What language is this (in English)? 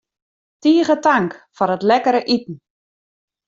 Western Frisian